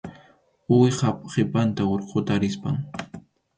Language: Arequipa-La Unión Quechua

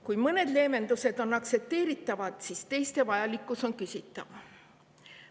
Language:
Estonian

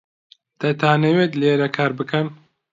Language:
Central Kurdish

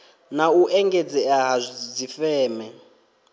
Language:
Venda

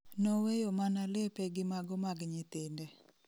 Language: Luo (Kenya and Tanzania)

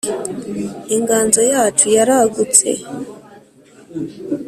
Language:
Kinyarwanda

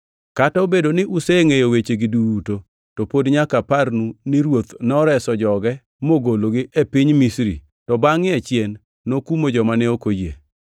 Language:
Luo (Kenya and Tanzania)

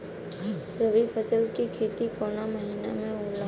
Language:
Bhojpuri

